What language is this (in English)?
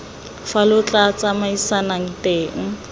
Tswana